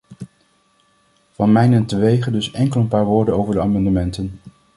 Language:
Dutch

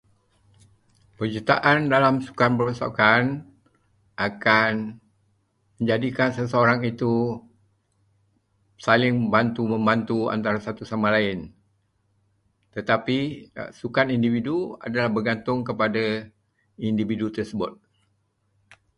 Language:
Malay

